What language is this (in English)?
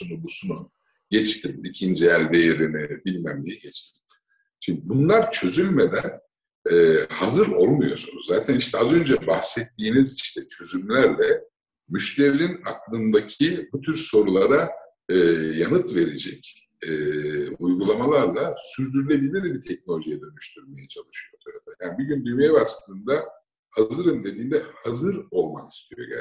Turkish